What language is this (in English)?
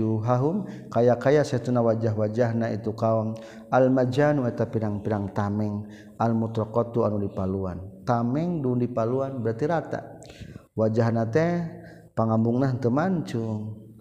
Malay